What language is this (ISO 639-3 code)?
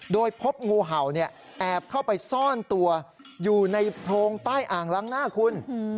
tha